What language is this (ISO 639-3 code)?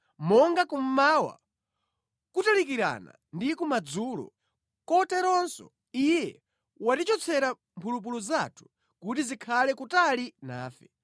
nya